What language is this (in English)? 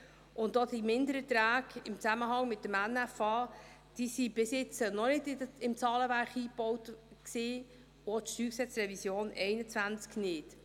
Swiss German